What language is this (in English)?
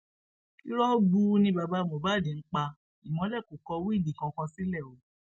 Yoruba